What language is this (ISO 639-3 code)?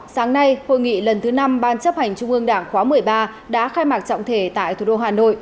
vie